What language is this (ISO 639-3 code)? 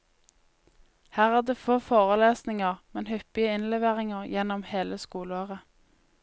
nor